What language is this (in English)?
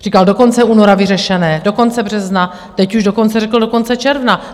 Czech